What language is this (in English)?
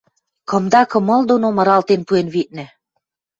Western Mari